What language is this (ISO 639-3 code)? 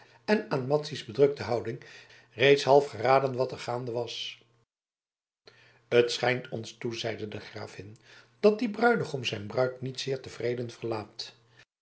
nld